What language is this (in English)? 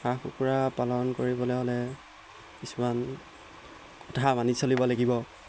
Assamese